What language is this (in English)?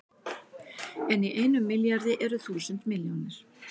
Icelandic